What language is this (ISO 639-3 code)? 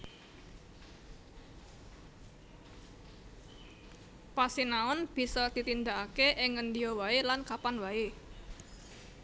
jav